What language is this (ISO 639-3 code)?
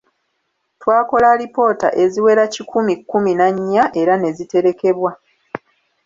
lug